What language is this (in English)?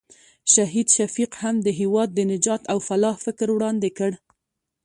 Pashto